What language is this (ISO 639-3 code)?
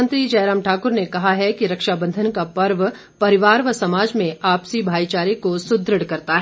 hin